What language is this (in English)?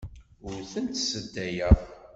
Kabyle